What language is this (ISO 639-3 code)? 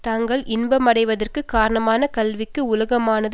tam